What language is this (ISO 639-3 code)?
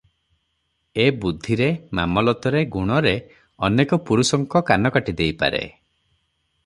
ori